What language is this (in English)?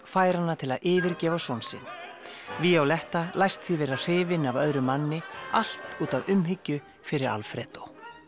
Icelandic